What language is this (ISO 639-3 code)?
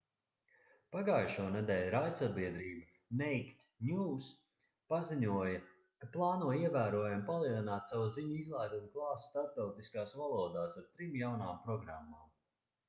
lav